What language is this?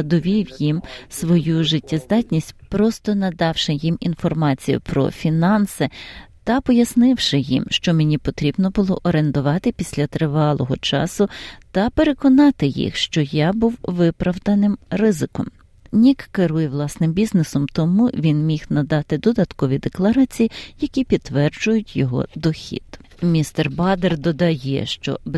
Ukrainian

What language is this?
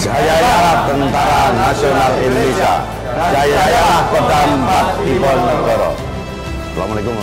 Indonesian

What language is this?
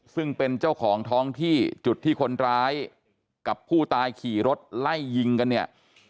Thai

